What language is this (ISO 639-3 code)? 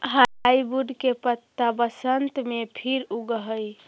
mag